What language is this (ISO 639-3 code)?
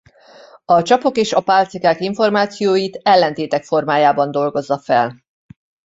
hun